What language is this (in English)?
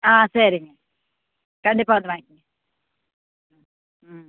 Tamil